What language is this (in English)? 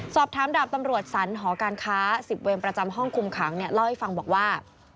Thai